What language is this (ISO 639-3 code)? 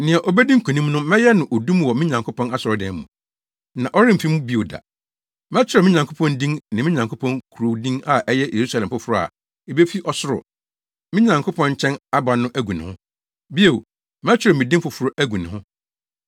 aka